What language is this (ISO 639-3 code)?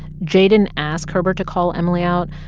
eng